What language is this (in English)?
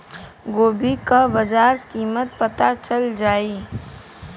Bhojpuri